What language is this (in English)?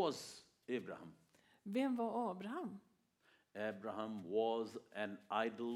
Swedish